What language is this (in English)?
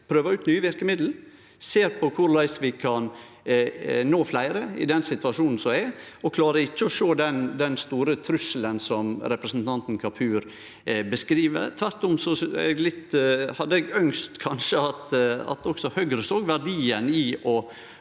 Norwegian